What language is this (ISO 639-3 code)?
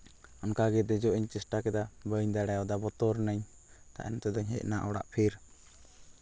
sat